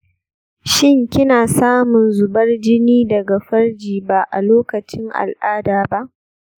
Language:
Hausa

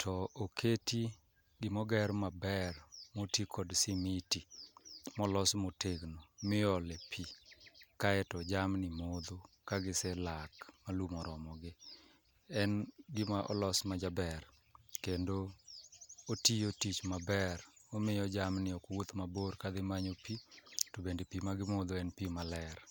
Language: Luo (Kenya and Tanzania)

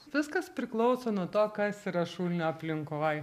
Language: Lithuanian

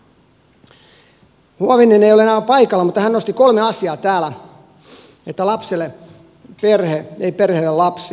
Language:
Finnish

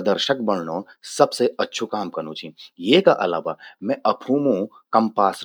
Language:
Garhwali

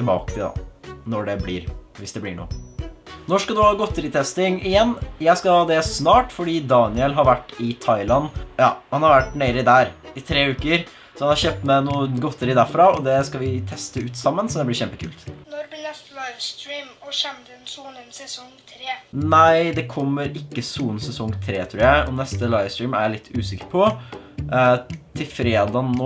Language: Norwegian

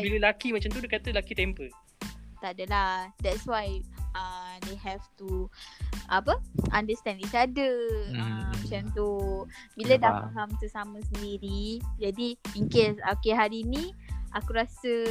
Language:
Malay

